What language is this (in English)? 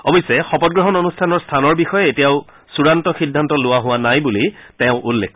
Assamese